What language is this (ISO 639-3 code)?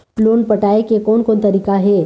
hne